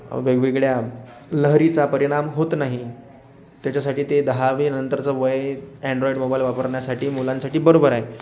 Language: Marathi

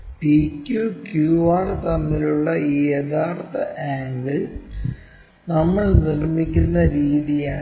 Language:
Malayalam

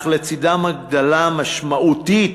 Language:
Hebrew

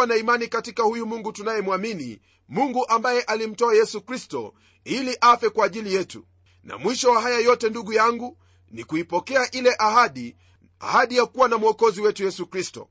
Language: Swahili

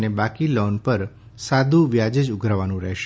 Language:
Gujarati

